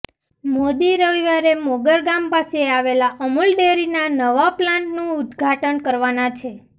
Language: Gujarati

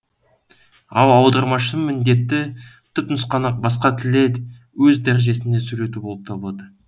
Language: Kazakh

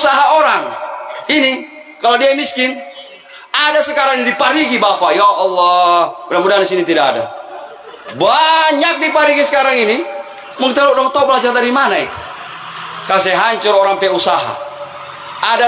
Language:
Indonesian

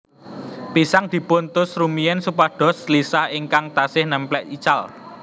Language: Javanese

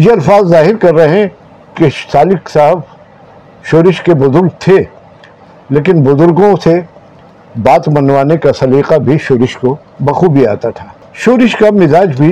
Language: Urdu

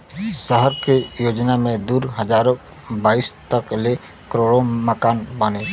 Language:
Bhojpuri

